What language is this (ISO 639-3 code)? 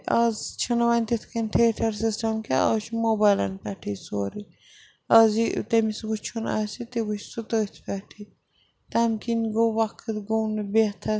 kas